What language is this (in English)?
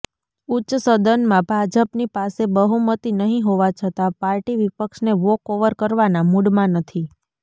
Gujarati